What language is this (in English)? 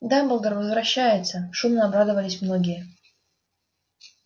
Russian